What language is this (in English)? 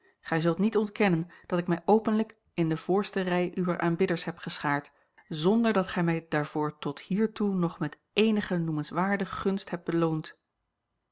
Dutch